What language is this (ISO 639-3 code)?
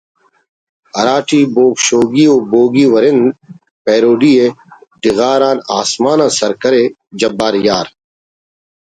brh